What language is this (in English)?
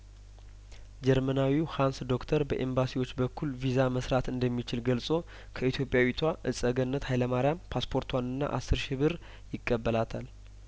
Amharic